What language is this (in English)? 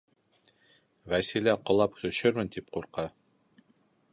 Bashkir